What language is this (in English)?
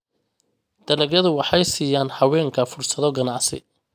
Somali